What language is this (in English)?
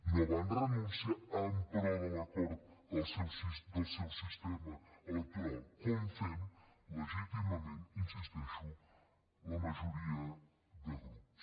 Catalan